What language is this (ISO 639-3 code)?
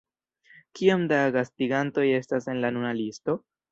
epo